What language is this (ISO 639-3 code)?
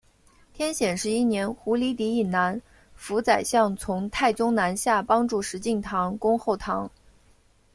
zho